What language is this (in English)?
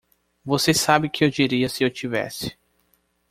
Portuguese